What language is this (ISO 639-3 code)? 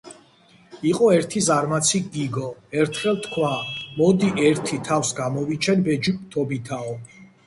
kat